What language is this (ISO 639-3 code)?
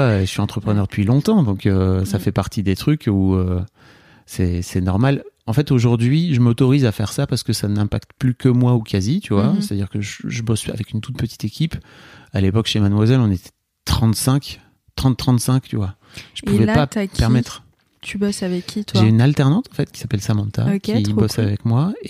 fra